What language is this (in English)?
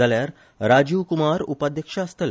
Konkani